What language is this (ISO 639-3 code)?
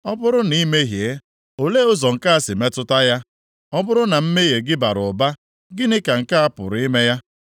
ibo